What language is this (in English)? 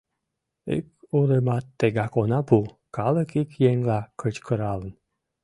Mari